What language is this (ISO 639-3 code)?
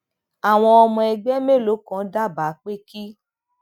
yor